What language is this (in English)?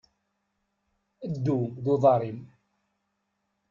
Kabyle